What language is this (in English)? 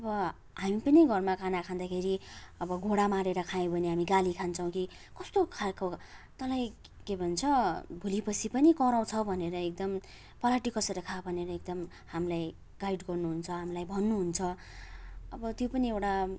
Nepali